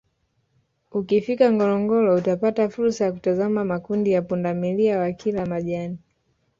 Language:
Swahili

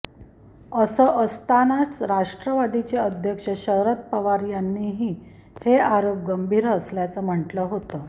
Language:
Marathi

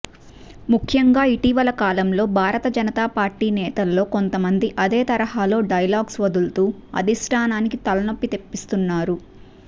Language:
Telugu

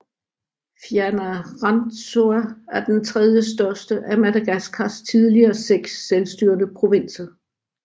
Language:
Danish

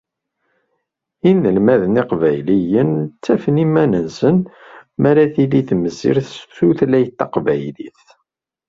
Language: Kabyle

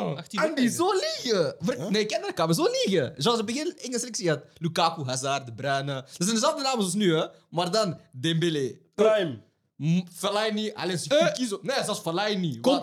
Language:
Dutch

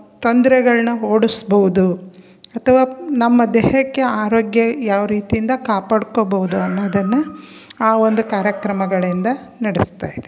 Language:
Kannada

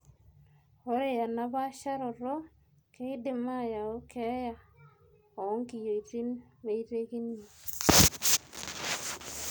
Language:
Masai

